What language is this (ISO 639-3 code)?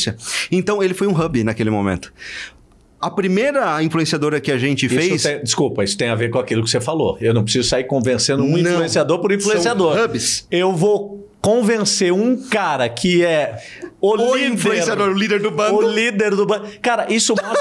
por